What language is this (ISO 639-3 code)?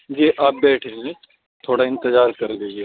urd